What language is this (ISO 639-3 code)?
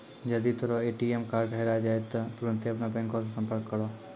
mai